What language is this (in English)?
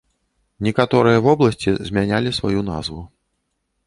Belarusian